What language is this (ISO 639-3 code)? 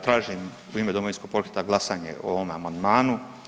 hrv